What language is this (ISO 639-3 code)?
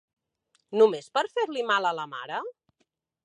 cat